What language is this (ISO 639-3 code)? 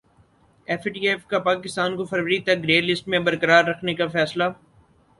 urd